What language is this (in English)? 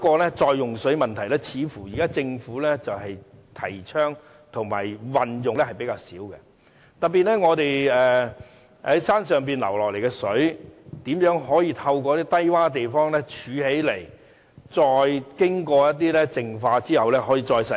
Cantonese